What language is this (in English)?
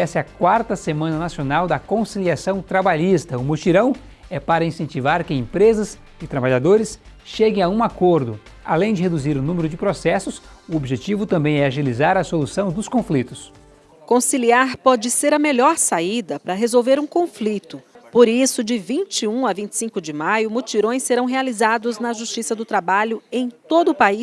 Portuguese